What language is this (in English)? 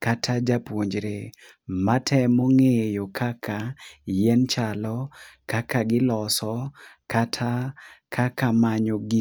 Luo (Kenya and Tanzania)